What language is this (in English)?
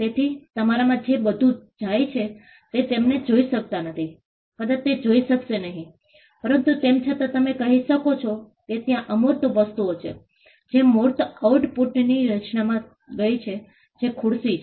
Gujarati